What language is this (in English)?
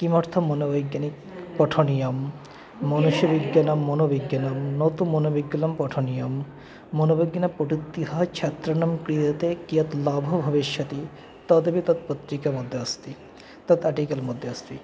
Sanskrit